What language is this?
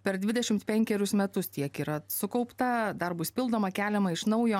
Lithuanian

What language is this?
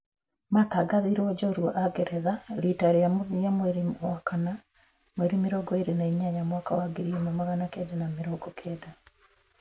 Kikuyu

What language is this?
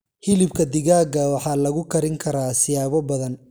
Somali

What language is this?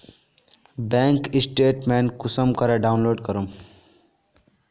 Magahi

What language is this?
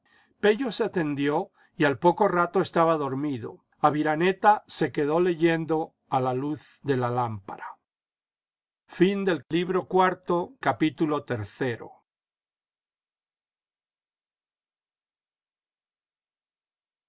Spanish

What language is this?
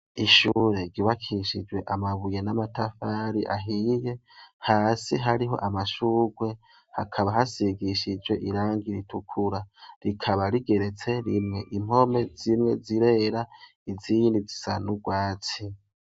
Rundi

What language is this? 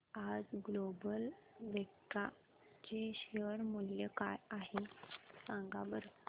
Marathi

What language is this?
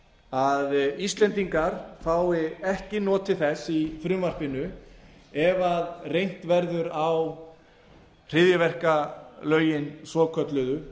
Icelandic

